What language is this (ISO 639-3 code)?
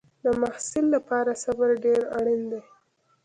pus